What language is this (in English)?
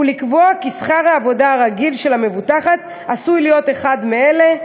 Hebrew